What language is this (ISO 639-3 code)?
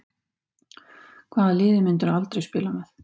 isl